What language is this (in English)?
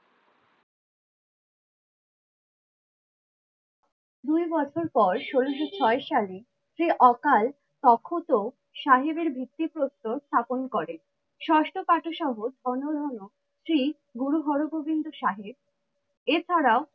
Bangla